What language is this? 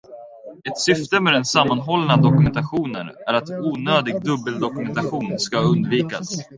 Swedish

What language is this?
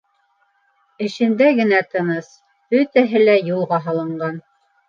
Bashkir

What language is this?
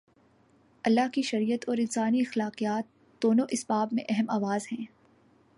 Urdu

